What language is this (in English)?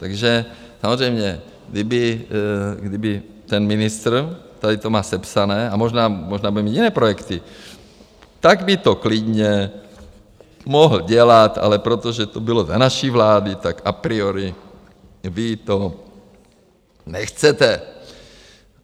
Czech